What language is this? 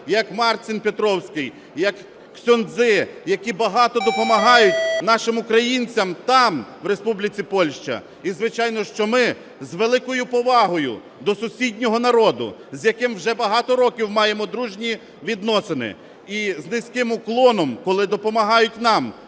Ukrainian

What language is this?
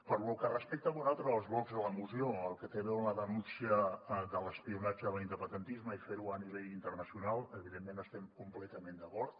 Catalan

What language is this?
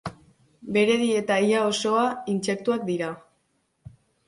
Basque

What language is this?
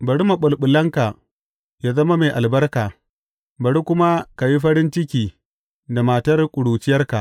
Hausa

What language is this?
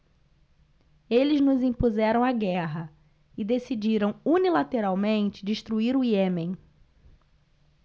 Portuguese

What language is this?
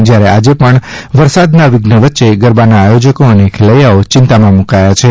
Gujarati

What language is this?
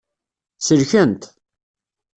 Kabyle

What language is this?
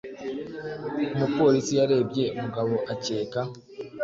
Kinyarwanda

